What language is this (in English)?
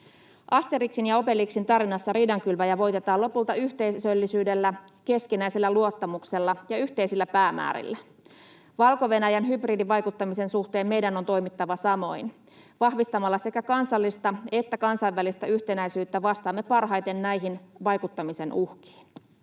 Finnish